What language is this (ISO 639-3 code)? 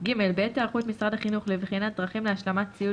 heb